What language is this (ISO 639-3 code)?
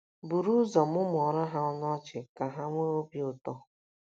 ibo